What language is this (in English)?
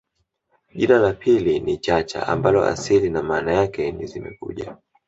Swahili